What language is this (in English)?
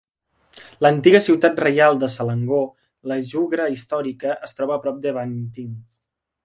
Catalan